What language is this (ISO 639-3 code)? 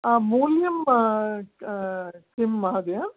san